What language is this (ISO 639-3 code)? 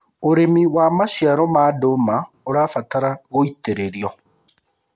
kik